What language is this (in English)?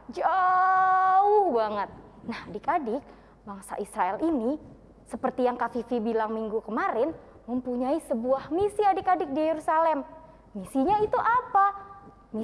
Indonesian